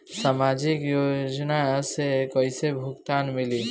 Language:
Bhojpuri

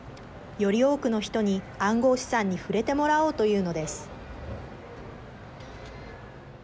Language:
Japanese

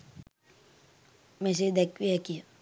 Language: Sinhala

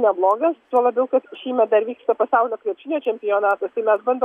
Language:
Lithuanian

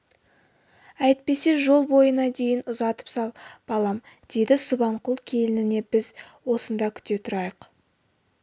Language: Kazakh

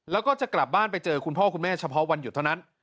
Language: Thai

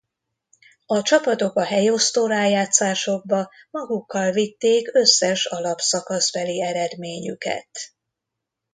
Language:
Hungarian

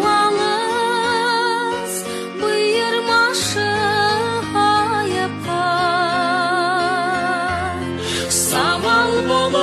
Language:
Turkish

